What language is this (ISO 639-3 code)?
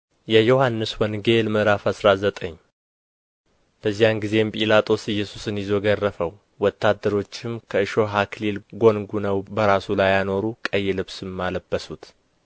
amh